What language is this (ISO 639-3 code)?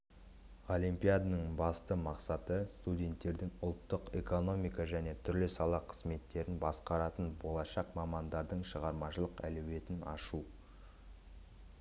kaz